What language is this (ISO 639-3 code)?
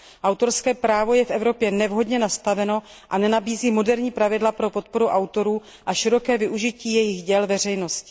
ces